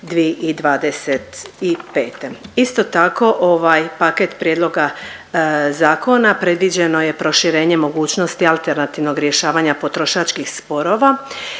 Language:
Croatian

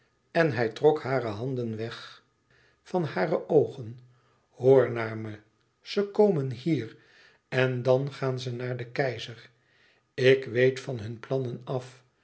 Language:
Dutch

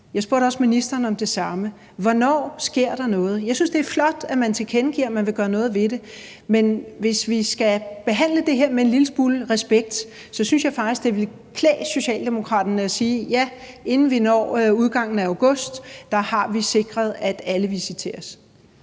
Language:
Danish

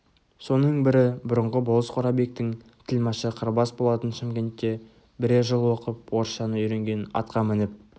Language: Kazakh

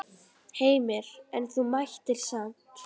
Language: Icelandic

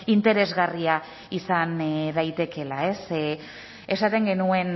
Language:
Basque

